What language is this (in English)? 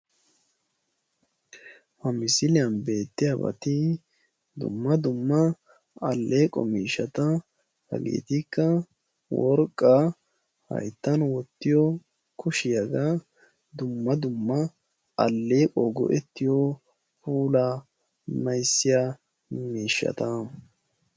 Wolaytta